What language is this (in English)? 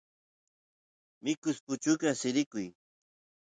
Santiago del Estero Quichua